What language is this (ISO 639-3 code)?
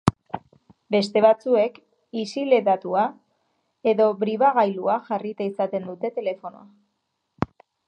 eus